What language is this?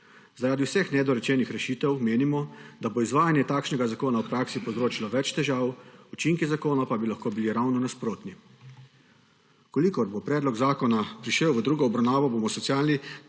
Slovenian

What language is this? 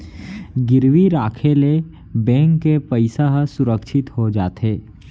Chhattisgarhi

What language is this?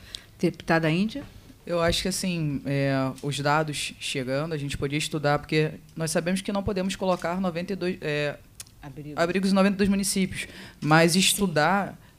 Portuguese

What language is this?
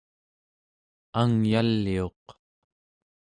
Central Yupik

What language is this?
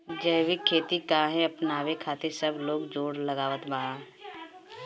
Bhojpuri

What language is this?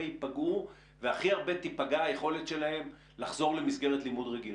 Hebrew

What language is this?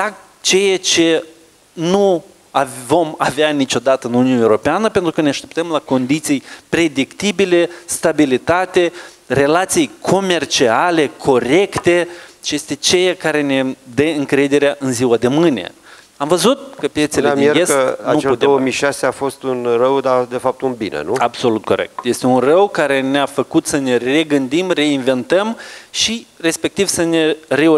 Romanian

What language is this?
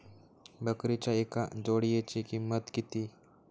Marathi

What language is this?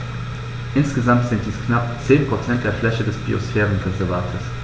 German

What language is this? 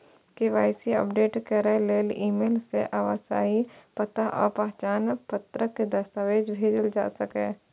Maithili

